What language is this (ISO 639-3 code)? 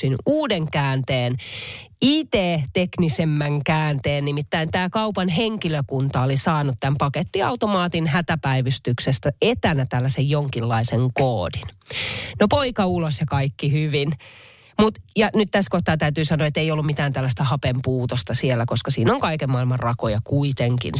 fin